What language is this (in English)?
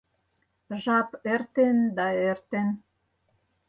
Mari